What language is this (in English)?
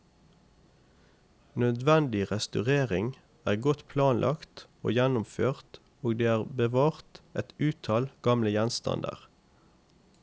Norwegian